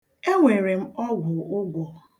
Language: Igbo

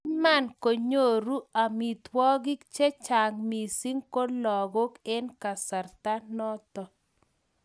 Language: Kalenjin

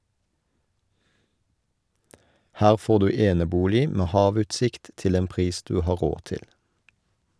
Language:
Norwegian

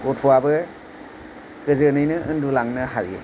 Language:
Bodo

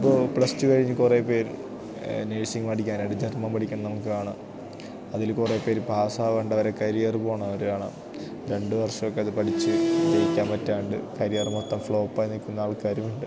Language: Malayalam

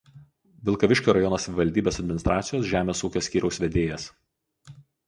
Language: Lithuanian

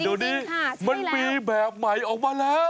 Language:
Thai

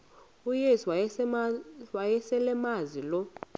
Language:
Xhosa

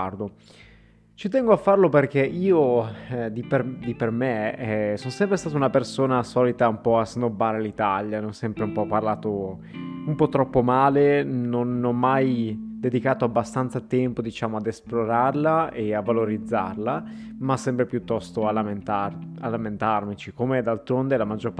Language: Italian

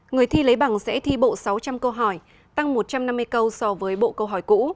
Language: Vietnamese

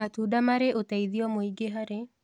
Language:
Kikuyu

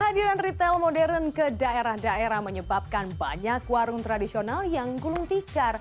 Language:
Indonesian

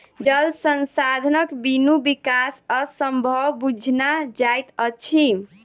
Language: Maithili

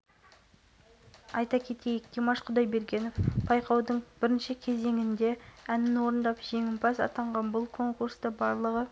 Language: Kazakh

